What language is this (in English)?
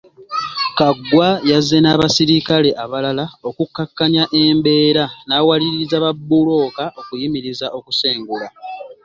Ganda